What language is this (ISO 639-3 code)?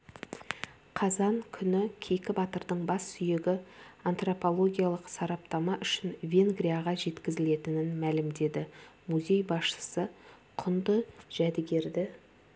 kaz